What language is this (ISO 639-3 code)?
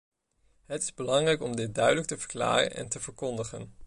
nld